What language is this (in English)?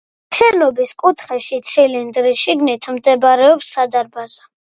Georgian